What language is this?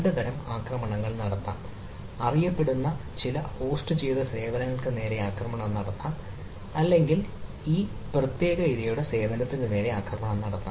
Malayalam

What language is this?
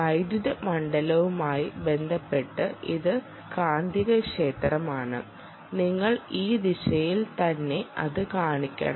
Malayalam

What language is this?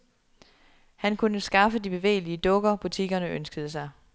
Danish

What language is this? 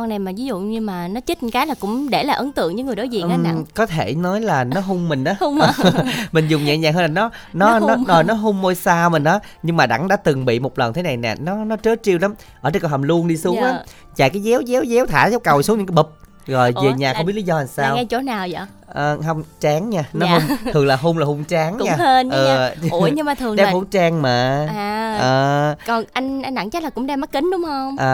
Vietnamese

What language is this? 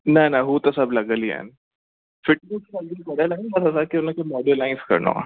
Sindhi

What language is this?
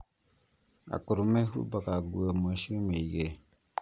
Kikuyu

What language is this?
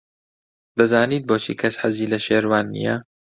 Central Kurdish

